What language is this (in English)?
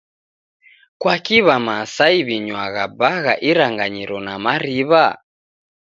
Taita